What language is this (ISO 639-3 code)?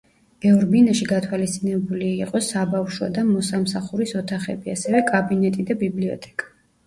kat